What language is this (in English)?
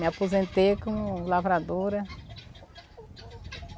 Portuguese